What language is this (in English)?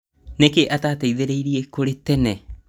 Kikuyu